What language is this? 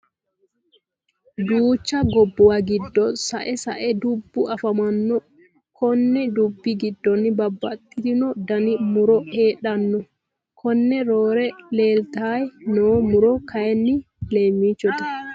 Sidamo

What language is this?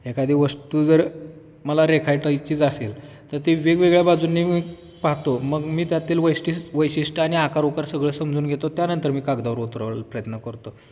Marathi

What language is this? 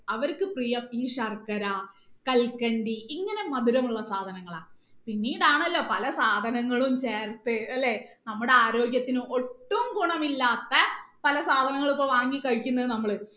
Malayalam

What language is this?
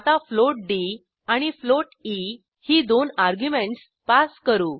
Marathi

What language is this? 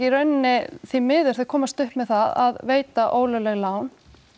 Icelandic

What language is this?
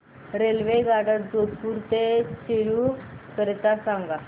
Marathi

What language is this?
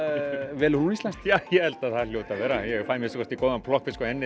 Icelandic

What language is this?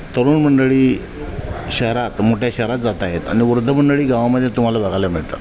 Marathi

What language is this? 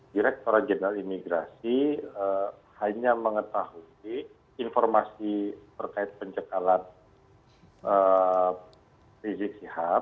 Indonesian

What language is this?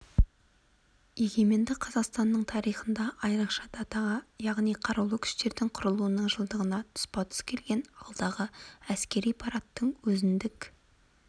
Kazakh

